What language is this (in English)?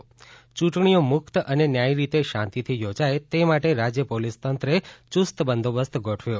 Gujarati